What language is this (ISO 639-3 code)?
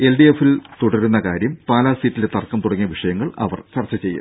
mal